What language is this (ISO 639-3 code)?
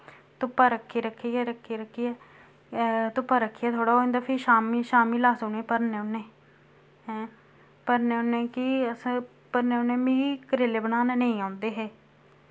doi